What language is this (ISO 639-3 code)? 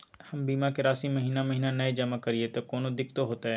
mai